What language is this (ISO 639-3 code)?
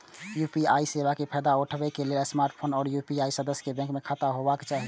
mai